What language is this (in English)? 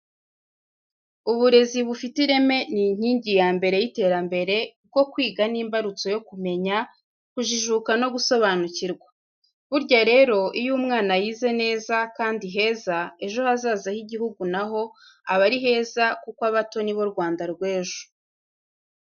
Kinyarwanda